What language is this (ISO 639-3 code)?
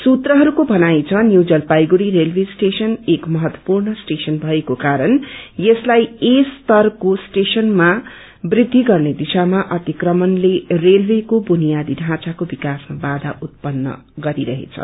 nep